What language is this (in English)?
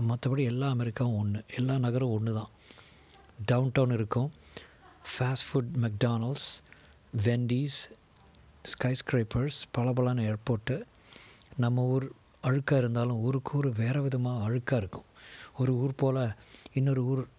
Tamil